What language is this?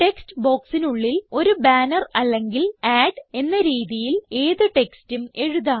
Malayalam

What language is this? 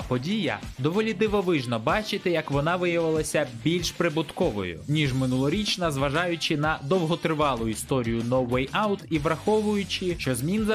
Ukrainian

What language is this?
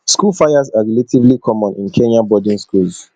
Nigerian Pidgin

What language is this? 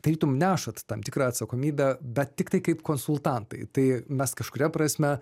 Lithuanian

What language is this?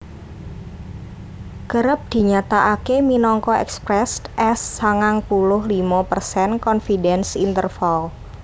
Javanese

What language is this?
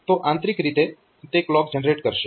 Gujarati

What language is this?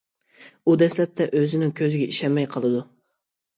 Uyghur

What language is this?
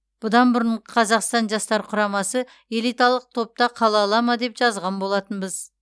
Kazakh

